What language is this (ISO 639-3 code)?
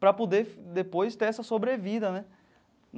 por